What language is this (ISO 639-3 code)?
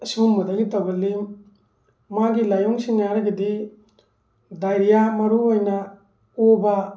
mni